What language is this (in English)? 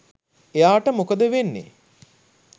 Sinhala